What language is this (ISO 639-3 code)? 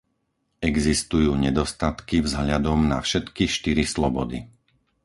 slk